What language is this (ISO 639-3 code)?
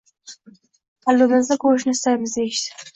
uzb